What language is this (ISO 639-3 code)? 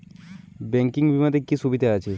ben